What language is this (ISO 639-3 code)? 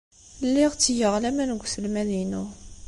kab